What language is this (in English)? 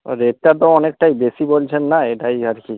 Bangla